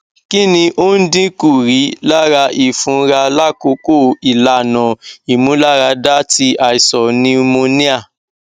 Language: Yoruba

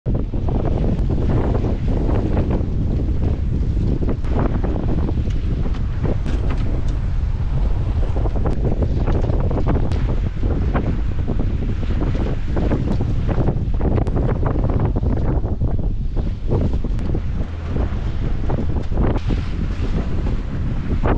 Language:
Thai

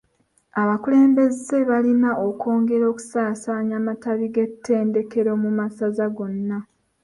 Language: Ganda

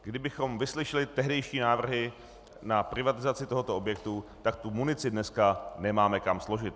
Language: Czech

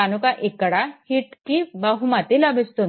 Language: Telugu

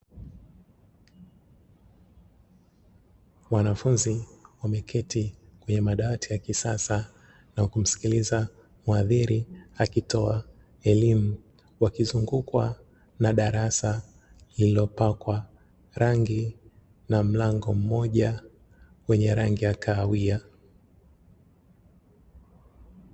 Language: Swahili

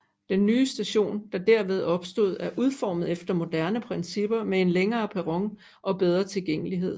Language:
Danish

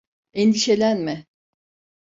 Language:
Turkish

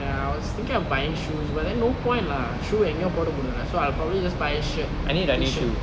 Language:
English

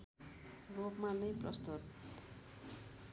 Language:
Nepali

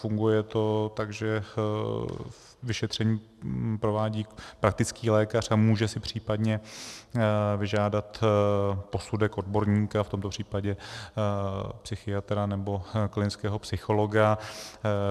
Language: Czech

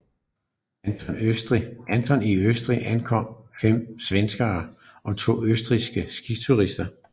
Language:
Danish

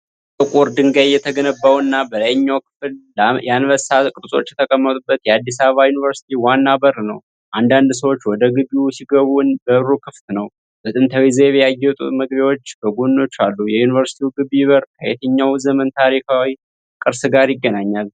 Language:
Amharic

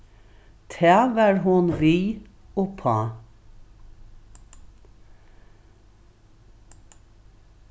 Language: Faroese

